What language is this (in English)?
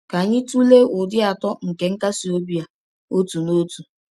Igbo